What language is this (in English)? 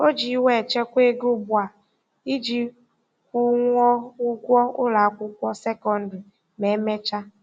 Igbo